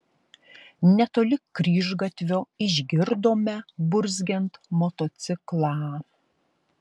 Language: Lithuanian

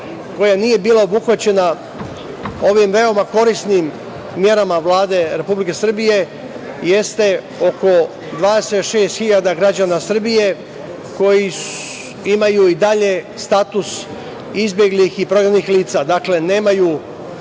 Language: Serbian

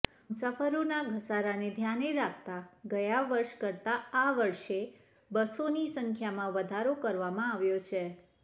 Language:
Gujarati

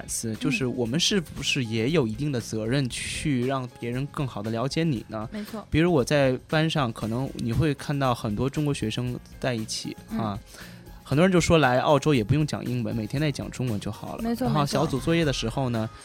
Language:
Chinese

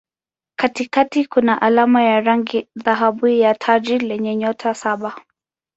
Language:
Swahili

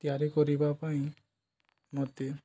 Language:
Odia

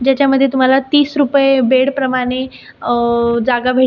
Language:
Marathi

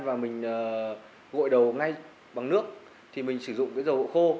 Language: Vietnamese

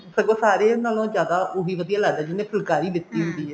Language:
Punjabi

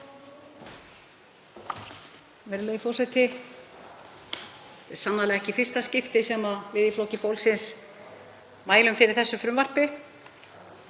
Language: Icelandic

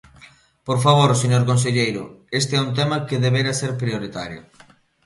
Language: Galician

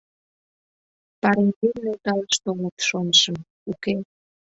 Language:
Mari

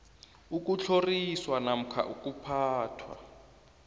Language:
South Ndebele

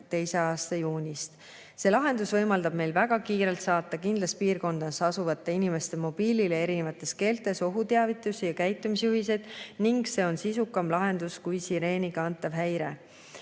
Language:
Estonian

